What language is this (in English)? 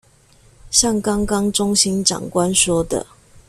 Chinese